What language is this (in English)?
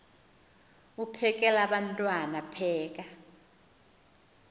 Xhosa